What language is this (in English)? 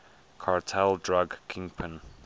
English